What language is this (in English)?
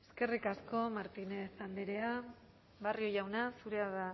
Basque